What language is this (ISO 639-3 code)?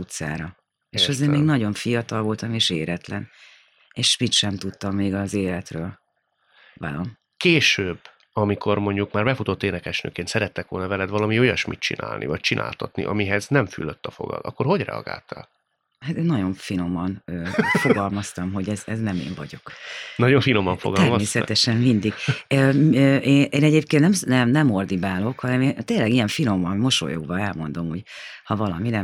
hun